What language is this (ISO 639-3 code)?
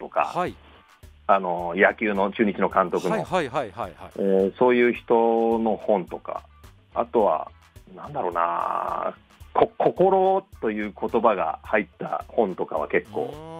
jpn